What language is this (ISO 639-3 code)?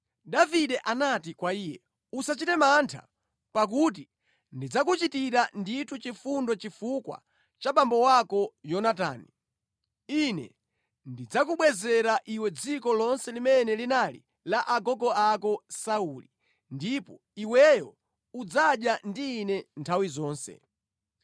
nya